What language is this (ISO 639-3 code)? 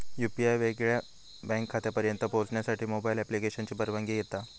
mar